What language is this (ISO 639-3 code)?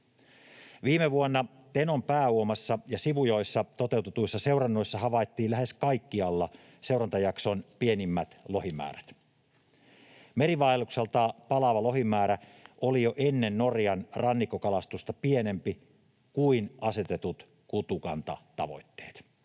fin